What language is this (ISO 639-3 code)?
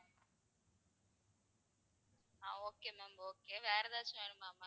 tam